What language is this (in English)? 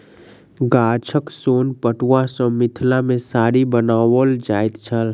Maithili